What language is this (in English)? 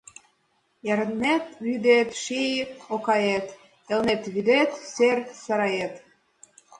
Mari